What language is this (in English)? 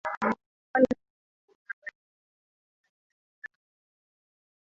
Swahili